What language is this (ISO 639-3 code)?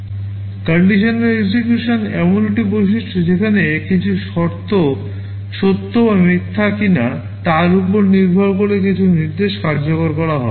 ben